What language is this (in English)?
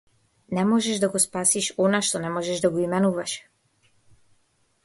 Macedonian